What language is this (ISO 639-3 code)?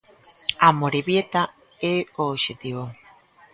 glg